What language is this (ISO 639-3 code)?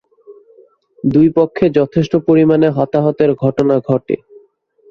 ben